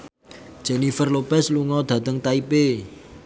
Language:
Javanese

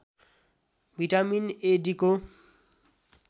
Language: Nepali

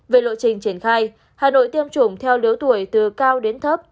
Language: Vietnamese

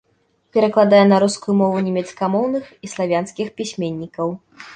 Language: Belarusian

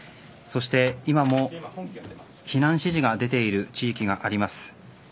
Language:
Japanese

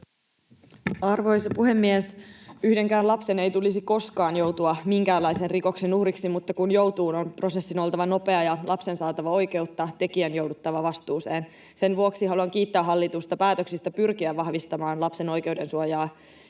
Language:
Finnish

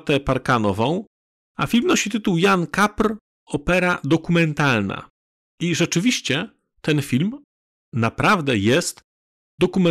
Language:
Polish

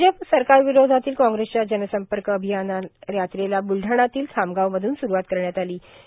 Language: Marathi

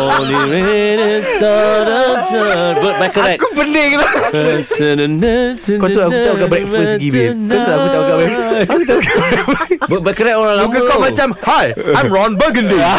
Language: Malay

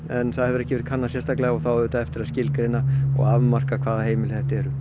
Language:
Icelandic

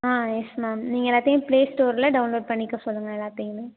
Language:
Tamil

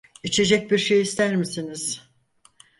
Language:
Turkish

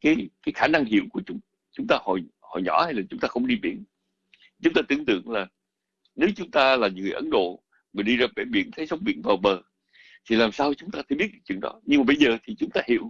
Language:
Vietnamese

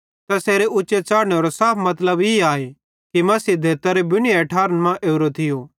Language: Bhadrawahi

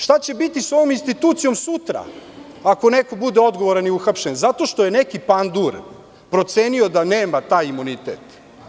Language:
Serbian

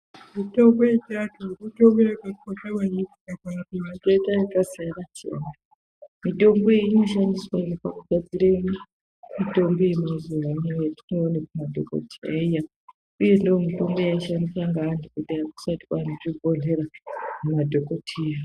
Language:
Ndau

